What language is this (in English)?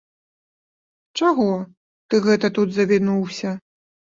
Belarusian